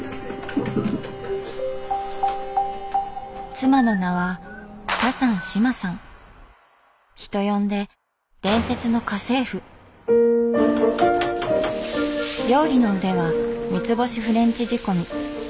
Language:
Japanese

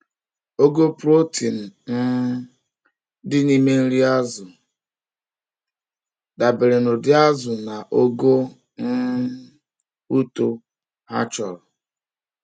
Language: Igbo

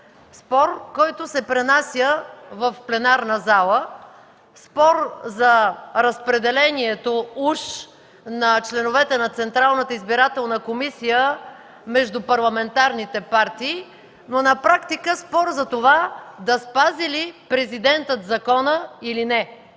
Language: Bulgarian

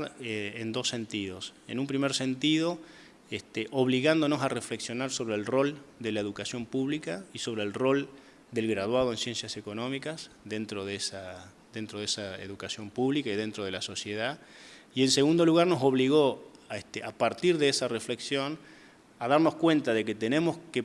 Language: Spanish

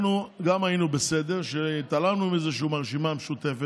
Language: Hebrew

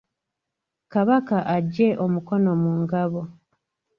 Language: Ganda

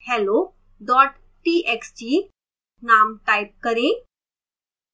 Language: Hindi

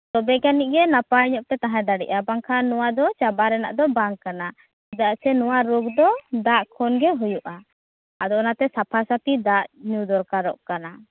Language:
Santali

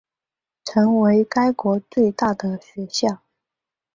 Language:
Chinese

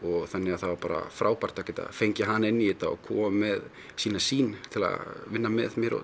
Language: Icelandic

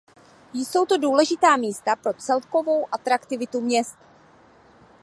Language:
Czech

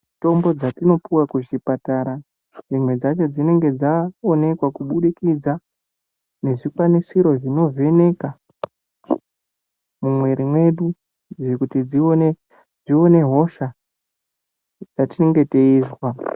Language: Ndau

